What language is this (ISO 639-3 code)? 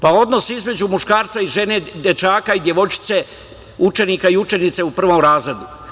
srp